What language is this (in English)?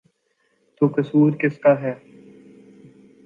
Urdu